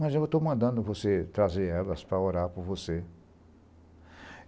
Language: Portuguese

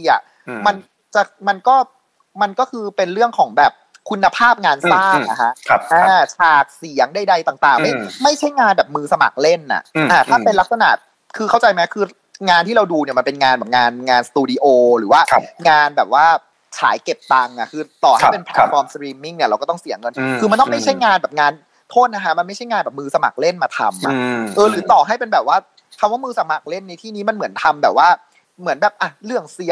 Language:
Thai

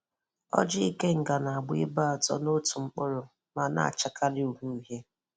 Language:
Igbo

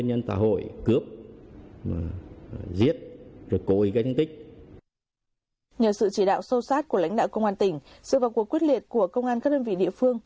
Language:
Vietnamese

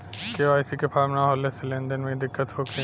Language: Bhojpuri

